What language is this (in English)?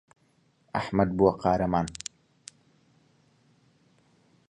Central Kurdish